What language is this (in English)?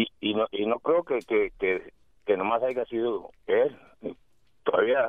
Spanish